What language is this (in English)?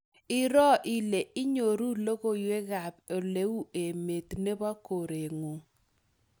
Kalenjin